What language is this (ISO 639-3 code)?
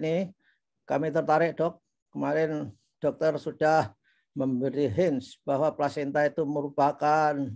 ind